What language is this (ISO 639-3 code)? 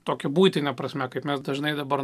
lit